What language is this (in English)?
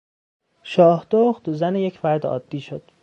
Persian